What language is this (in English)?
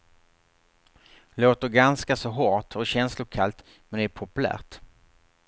Swedish